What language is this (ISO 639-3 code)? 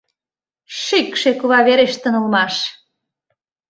chm